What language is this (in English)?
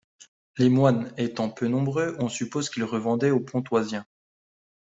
French